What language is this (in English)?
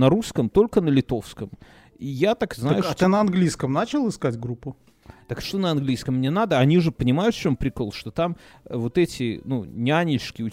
Russian